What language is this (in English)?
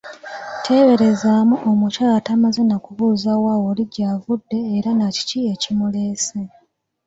Ganda